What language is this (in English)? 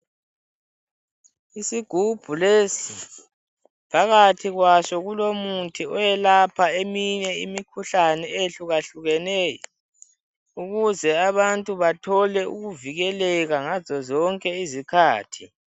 North Ndebele